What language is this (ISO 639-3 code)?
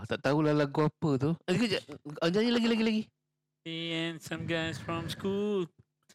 msa